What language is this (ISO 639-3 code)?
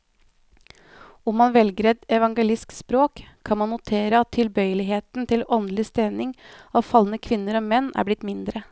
nor